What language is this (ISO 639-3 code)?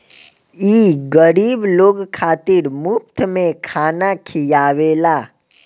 bho